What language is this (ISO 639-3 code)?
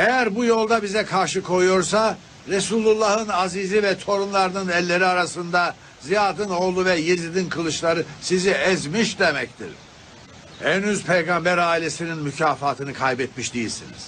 tur